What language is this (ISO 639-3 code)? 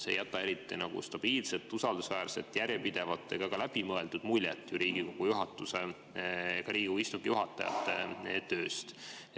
est